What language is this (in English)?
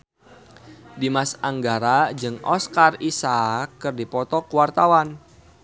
Sundanese